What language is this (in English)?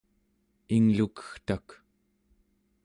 Central Yupik